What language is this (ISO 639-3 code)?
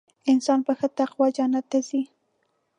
pus